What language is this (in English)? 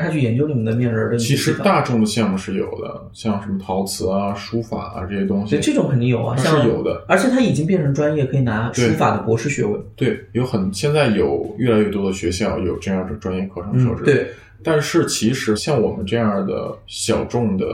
Chinese